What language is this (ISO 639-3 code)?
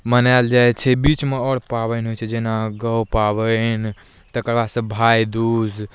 mai